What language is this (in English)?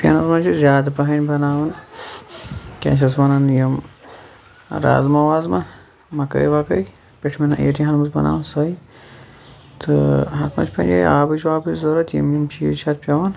Kashmiri